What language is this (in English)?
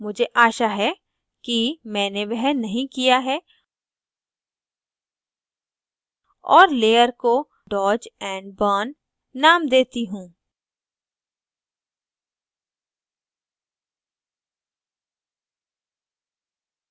Hindi